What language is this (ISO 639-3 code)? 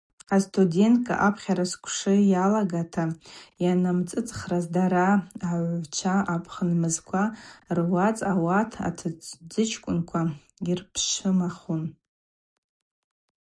abq